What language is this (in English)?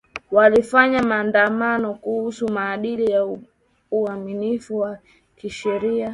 Swahili